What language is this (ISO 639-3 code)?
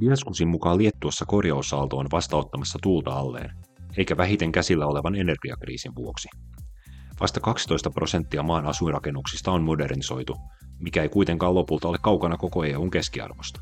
fin